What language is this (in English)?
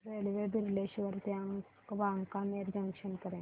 Marathi